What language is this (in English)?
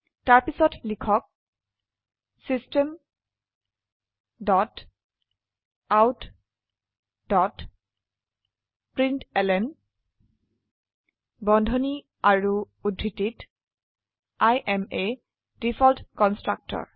Assamese